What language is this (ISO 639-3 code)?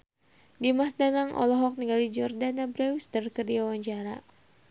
sun